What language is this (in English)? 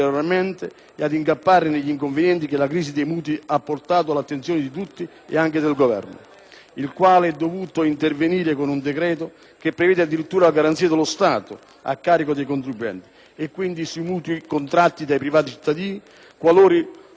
Italian